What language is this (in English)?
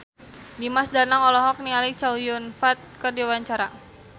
Sundanese